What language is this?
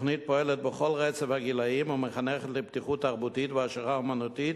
Hebrew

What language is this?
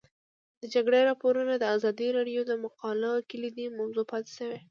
Pashto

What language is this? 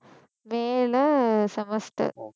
Tamil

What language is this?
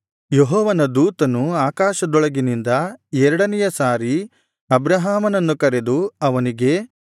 Kannada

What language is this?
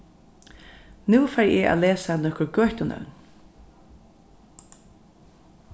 Faroese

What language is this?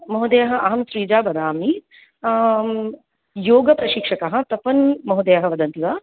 Sanskrit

